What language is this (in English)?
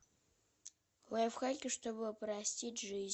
Russian